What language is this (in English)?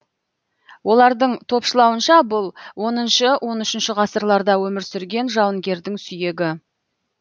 Kazakh